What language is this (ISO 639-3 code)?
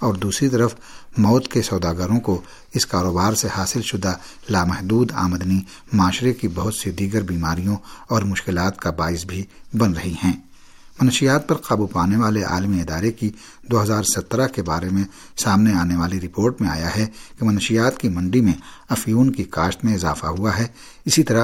urd